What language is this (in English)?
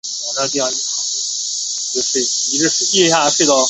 Chinese